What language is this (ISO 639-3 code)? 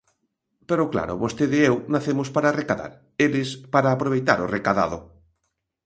glg